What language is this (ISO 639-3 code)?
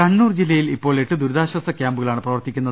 mal